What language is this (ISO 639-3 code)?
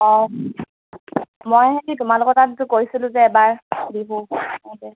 asm